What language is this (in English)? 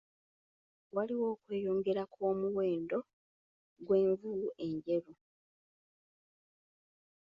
Ganda